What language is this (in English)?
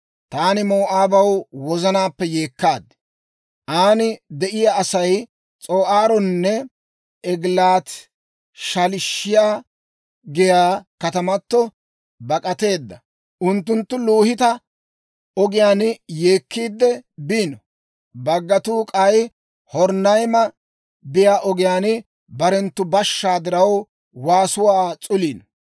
Dawro